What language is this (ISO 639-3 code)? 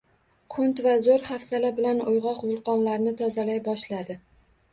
uzb